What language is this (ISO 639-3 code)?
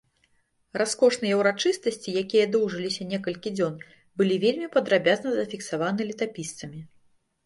bel